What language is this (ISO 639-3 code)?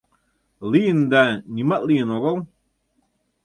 chm